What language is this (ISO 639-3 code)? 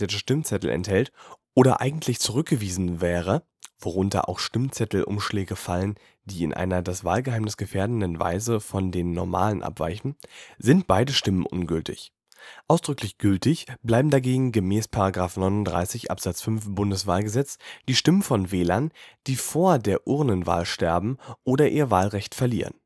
deu